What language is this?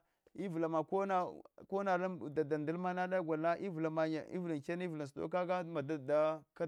Hwana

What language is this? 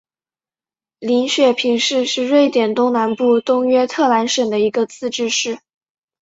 Chinese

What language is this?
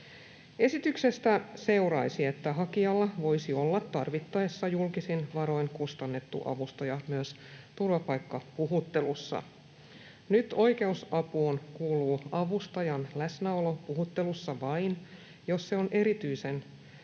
Finnish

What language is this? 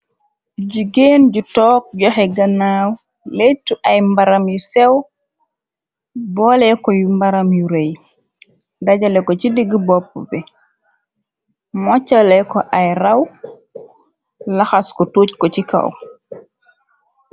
Wolof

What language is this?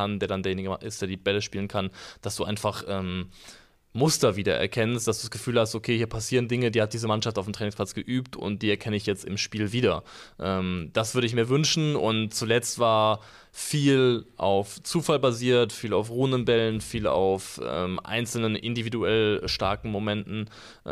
German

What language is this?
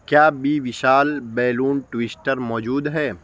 Urdu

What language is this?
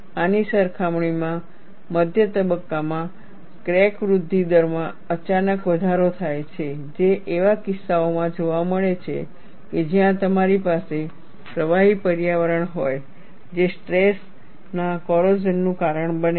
Gujarati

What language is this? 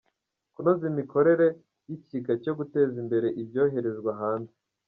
Kinyarwanda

